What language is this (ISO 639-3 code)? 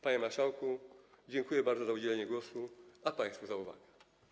pol